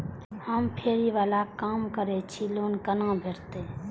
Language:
Maithili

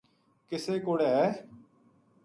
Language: Gujari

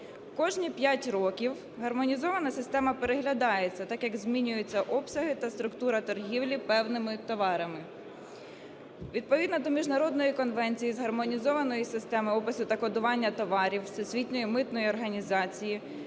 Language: Ukrainian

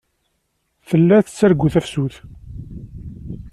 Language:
Kabyle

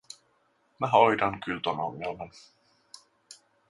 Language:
Finnish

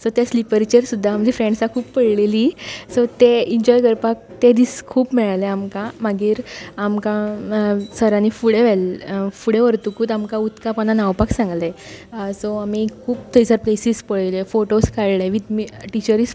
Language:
Konkani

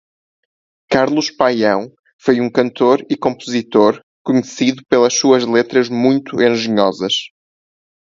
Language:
Portuguese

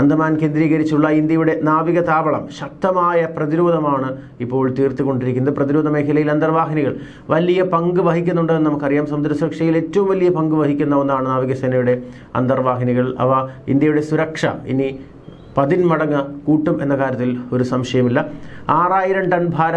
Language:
Turkish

